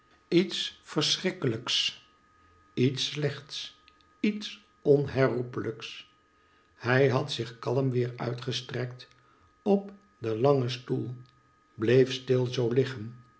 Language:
Dutch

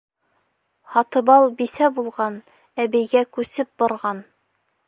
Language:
Bashkir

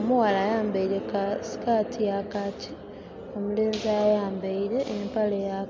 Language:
Soga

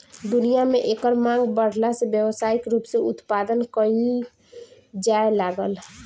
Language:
Bhojpuri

